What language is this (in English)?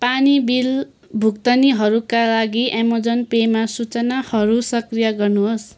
Nepali